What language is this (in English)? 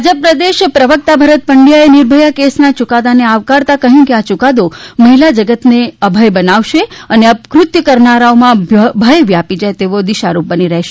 Gujarati